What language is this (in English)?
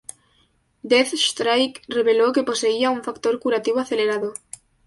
Spanish